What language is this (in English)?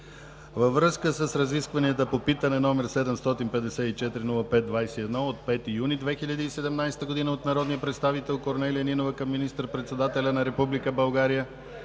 Bulgarian